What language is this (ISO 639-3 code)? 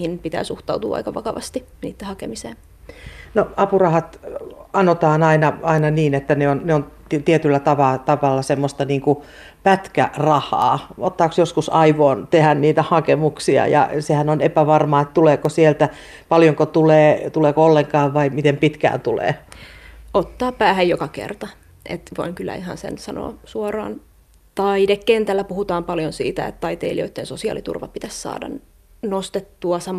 fin